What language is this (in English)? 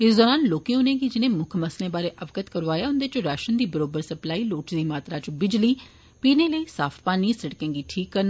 Dogri